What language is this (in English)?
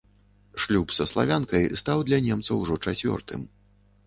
Belarusian